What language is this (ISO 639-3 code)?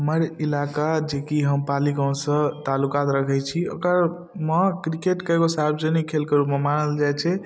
mai